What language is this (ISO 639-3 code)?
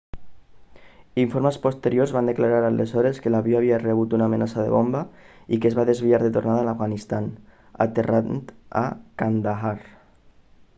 cat